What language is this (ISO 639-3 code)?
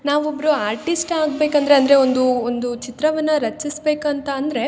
kan